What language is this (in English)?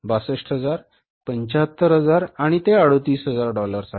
Marathi